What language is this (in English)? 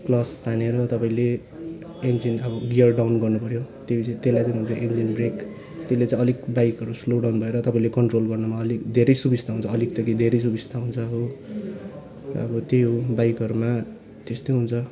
Nepali